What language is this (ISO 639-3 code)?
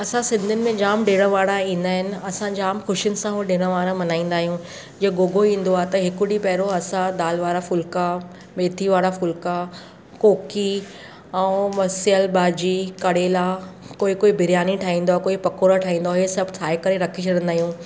snd